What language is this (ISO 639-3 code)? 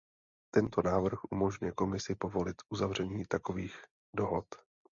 ces